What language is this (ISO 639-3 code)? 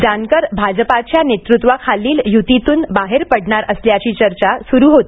mar